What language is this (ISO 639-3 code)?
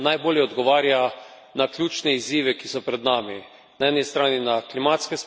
slv